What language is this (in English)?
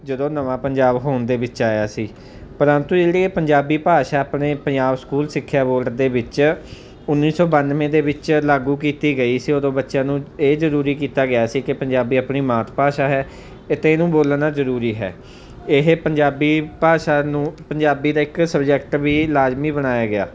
Punjabi